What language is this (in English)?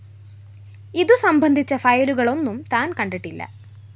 Malayalam